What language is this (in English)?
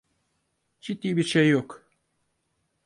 Turkish